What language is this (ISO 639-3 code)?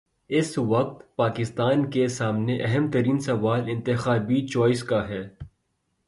urd